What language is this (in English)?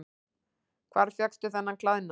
Icelandic